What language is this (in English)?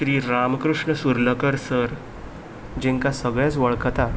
Konkani